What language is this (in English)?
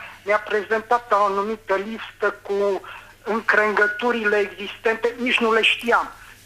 Romanian